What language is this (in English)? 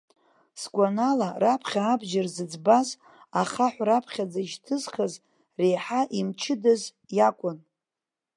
Abkhazian